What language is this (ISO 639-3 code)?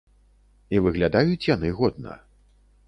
bel